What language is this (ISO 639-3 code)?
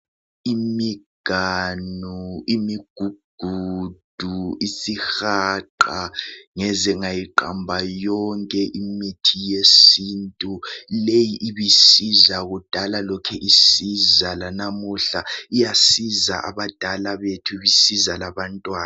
nde